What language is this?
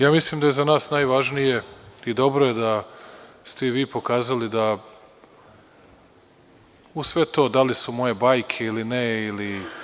Serbian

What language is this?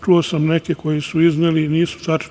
Serbian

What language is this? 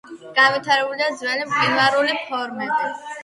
Georgian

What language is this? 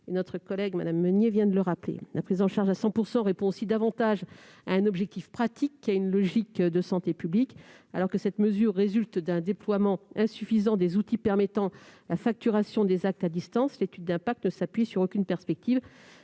French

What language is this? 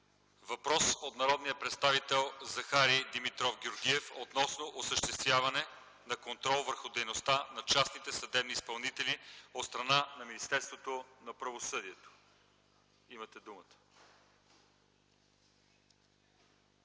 Bulgarian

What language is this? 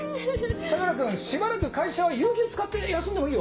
Japanese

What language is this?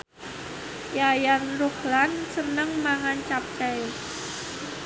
Javanese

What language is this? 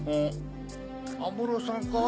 Japanese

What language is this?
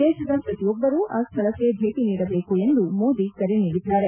Kannada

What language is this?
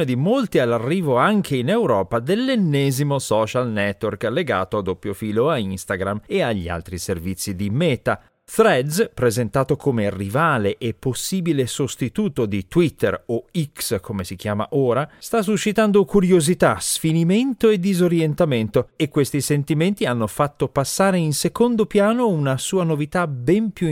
Italian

